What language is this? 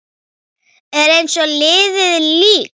Icelandic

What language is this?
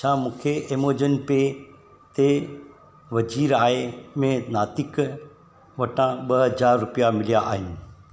Sindhi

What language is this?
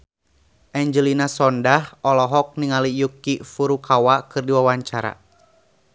Sundanese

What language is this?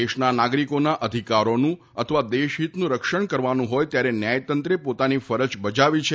Gujarati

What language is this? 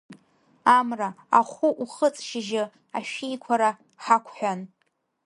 Abkhazian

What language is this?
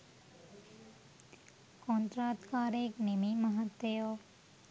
Sinhala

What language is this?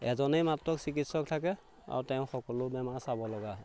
Assamese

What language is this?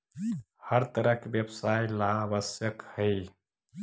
Magahi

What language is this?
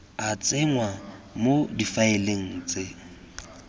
Tswana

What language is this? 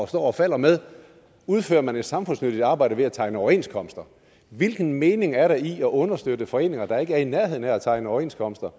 Danish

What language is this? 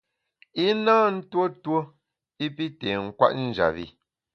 Bamun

